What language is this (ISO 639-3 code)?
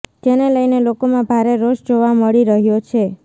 guj